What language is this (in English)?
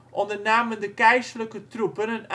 Dutch